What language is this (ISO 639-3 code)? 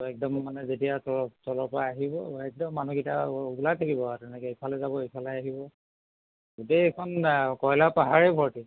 asm